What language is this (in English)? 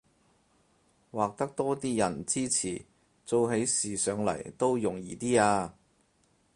Cantonese